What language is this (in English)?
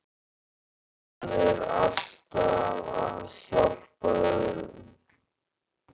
Icelandic